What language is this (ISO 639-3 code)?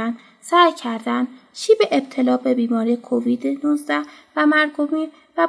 fas